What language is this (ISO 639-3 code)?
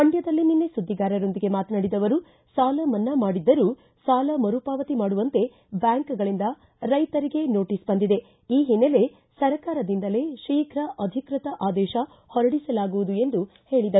kan